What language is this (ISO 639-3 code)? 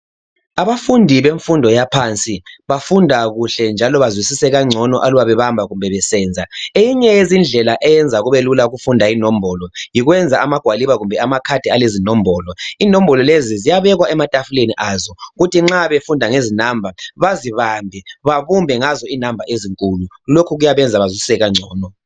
nde